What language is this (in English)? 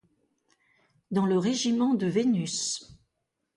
French